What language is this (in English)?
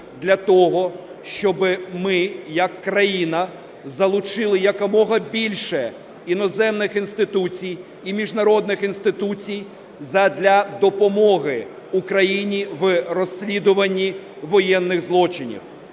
Ukrainian